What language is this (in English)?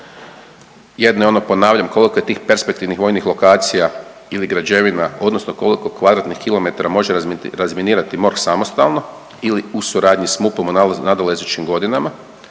Croatian